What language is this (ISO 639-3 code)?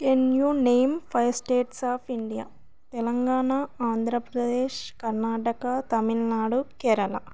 tel